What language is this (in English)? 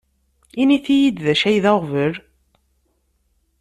Kabyle